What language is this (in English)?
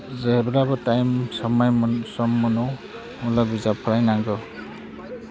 Bodo